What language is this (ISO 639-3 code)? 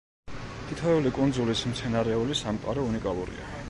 kat